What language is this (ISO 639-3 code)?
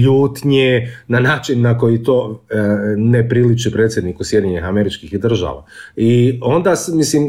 hrv